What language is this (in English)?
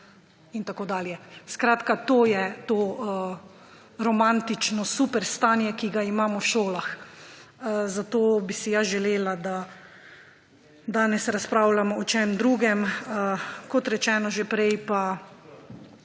Slovenian